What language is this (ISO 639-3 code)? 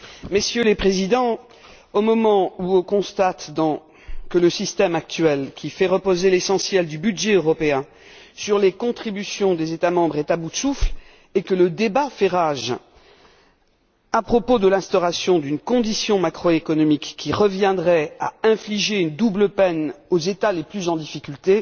fra